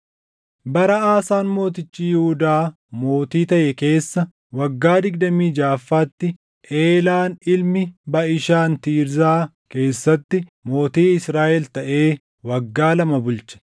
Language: Oromo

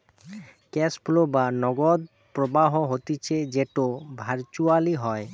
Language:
Bangla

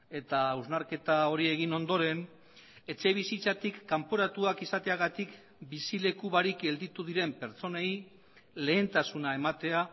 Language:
Basque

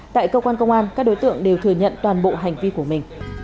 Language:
Vietnamese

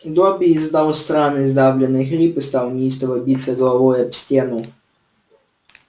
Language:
Russian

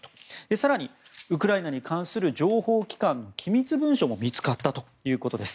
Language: Japanese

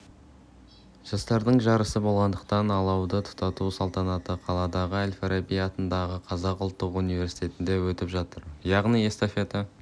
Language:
Kazakh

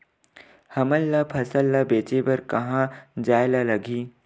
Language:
Chhattisgarhi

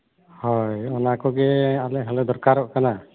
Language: Santali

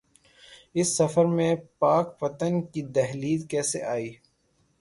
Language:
Urdu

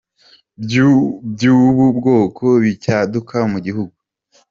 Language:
Kinyarwanda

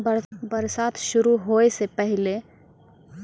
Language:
Maithili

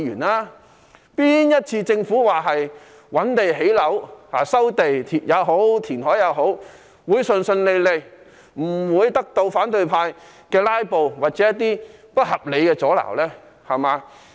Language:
Cantonese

